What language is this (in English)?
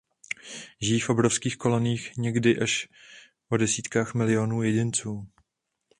Czech